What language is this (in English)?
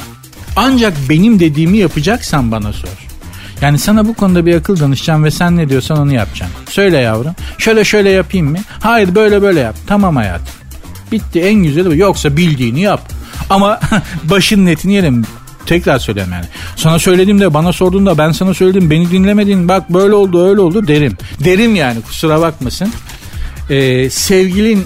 Turkish